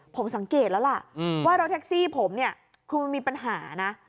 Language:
Thai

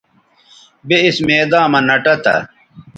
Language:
Bateri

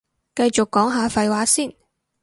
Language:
Cantonese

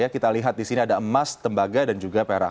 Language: Indonesian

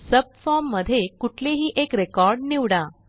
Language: Marathi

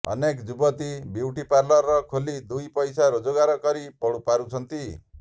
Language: Odia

